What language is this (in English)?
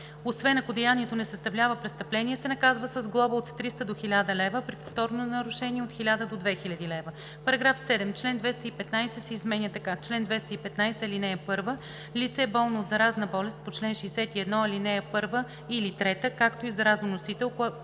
Bulgarian